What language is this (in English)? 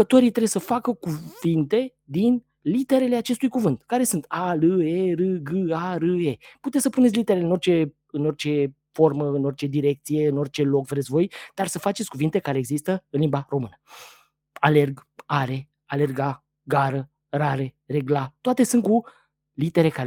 Romanian